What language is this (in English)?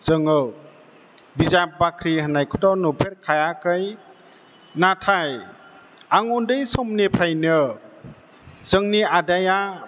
Bodo